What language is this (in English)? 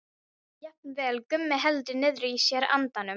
Icelandic